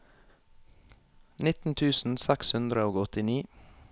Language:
Norwegian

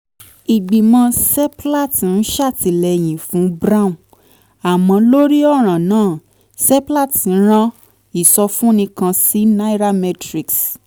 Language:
Yoruba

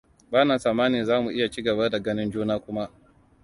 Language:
Hausa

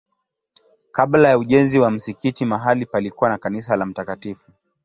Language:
Swahili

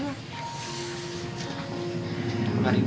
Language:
Indonesian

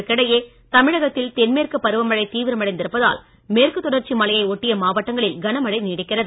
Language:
Tamil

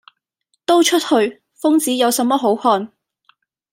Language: Cantonese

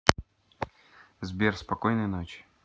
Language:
Russian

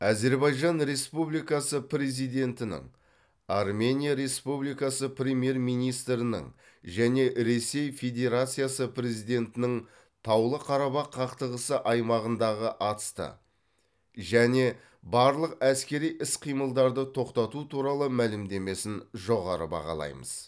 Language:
Kazakh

